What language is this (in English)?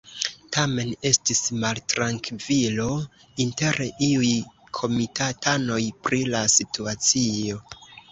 Esperanto